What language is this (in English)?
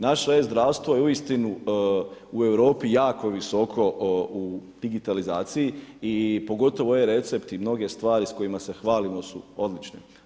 Croatian